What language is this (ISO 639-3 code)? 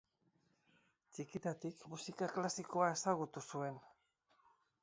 eus